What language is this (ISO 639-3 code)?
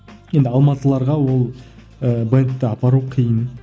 kaz